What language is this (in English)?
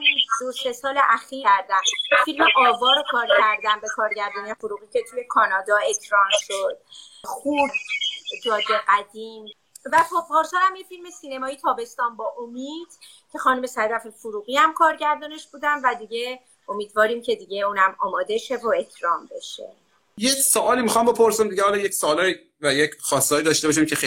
Persian